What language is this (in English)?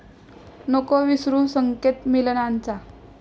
Marathi